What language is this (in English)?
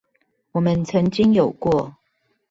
Chinese